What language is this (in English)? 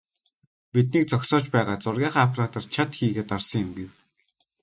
Mongolian